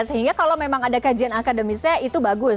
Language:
Indonesian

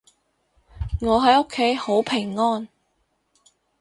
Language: Cantonese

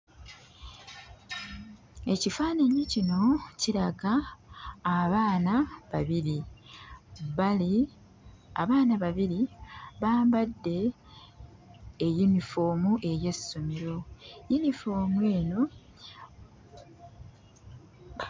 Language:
Ganda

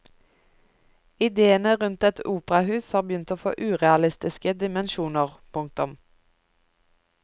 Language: Norwegian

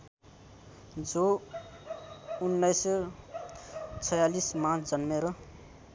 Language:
Nepali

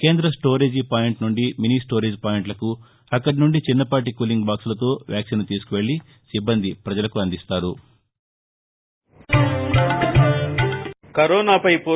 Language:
Telugu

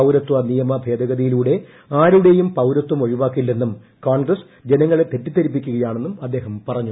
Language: Malayalam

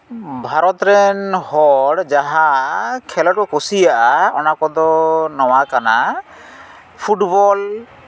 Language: Santali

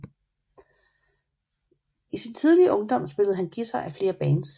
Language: Danish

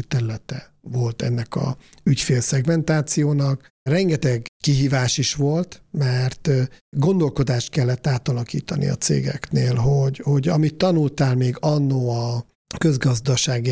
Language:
Hungarian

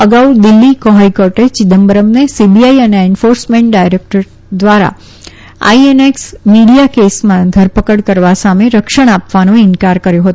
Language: Gujarati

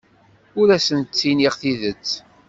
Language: Kabyle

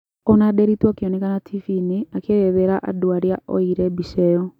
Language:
Kikuyu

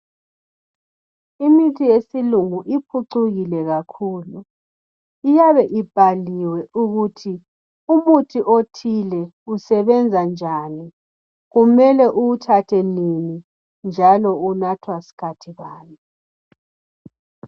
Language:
North Ndebele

